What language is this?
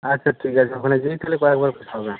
Bangla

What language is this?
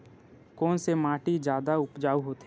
Chhattisgarhi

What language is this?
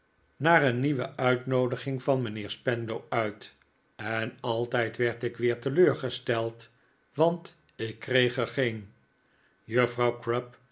Dutch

